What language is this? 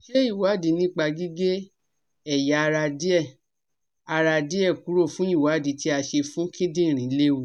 Yoruba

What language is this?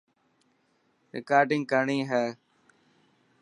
Dhatki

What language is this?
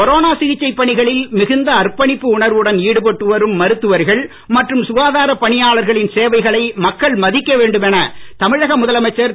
Tamil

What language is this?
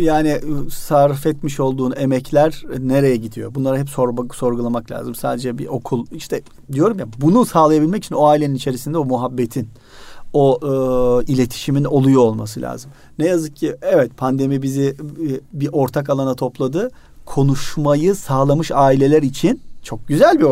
Turkish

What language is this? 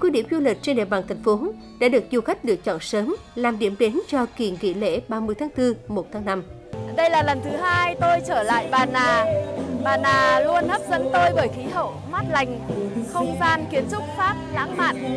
Vietnamese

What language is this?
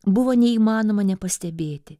Lithuanian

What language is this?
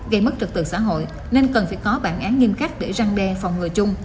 Vietnamese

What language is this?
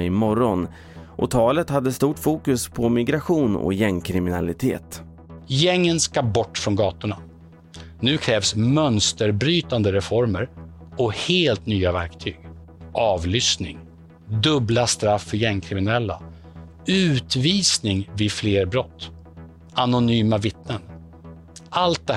Swedish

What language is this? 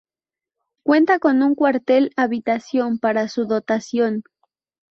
Spanish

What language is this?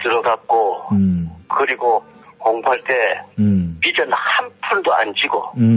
Korean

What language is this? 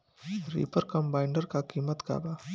Bhojpuri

